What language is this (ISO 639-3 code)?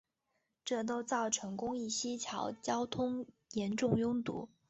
zho